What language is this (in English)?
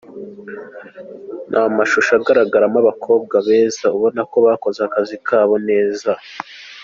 Kinyarwanda